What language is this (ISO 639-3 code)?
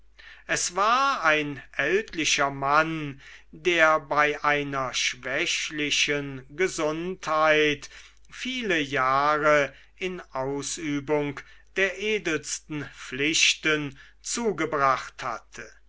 deu